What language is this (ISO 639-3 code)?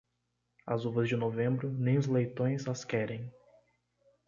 por